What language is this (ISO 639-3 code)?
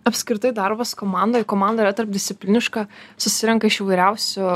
lit